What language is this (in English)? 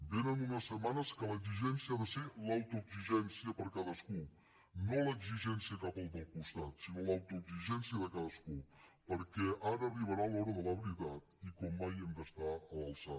Catalan